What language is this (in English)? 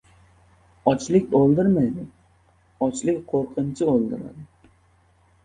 Uzbek